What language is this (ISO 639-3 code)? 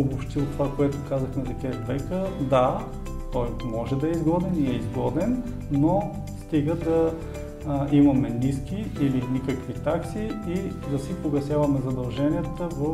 bul